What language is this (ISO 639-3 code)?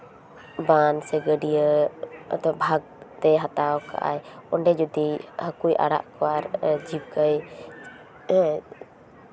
sat